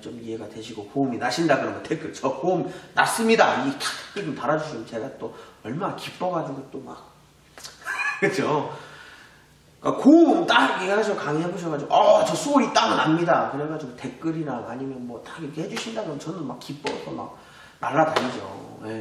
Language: Korean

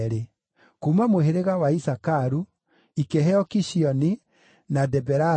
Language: Kikuyu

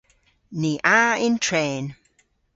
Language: Cornish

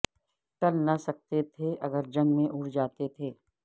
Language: Urdu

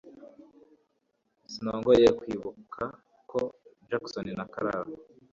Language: Kinyarwanda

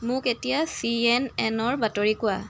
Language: Assamese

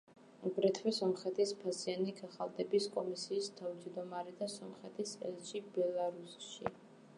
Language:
Georgian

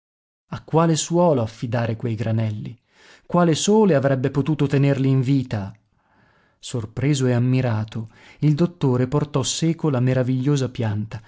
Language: Italian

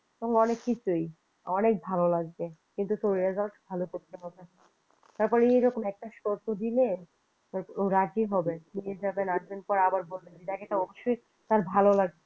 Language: Bangla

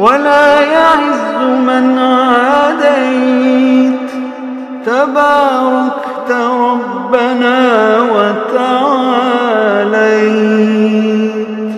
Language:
Arabic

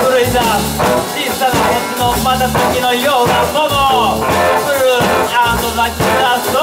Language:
Thai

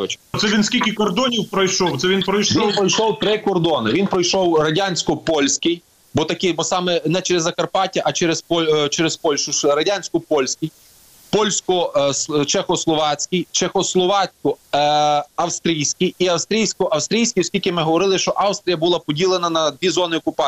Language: Ukrainian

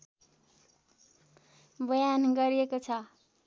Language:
Nepali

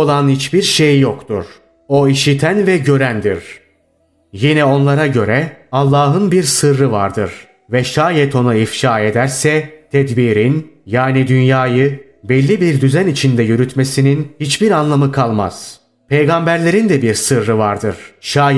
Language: Turkish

